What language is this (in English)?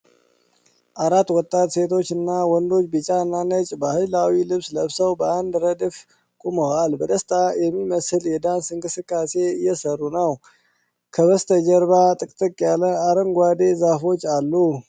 Amharic